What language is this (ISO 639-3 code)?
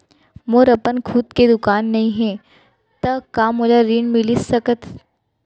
hne